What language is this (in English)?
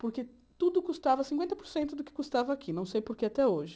Portuguese